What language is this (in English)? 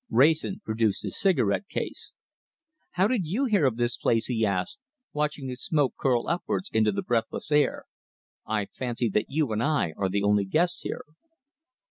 English